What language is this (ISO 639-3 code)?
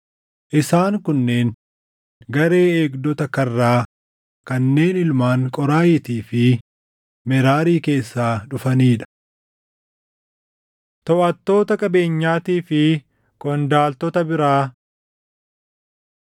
orm